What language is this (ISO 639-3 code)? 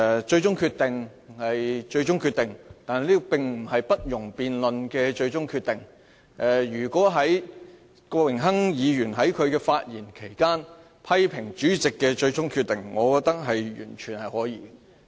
yue